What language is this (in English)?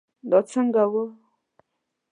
Pashto